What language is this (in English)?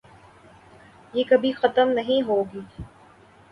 Urdu